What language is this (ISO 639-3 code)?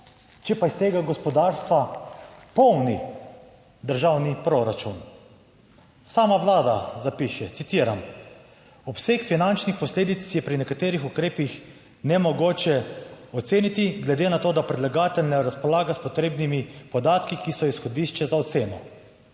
slv